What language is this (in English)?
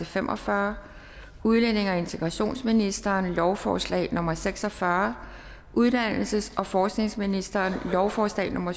Danish